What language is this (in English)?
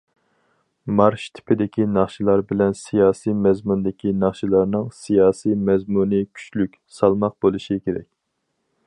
Uyghur